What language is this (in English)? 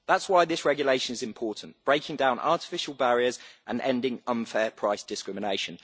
English